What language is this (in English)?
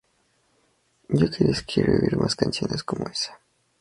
Spanish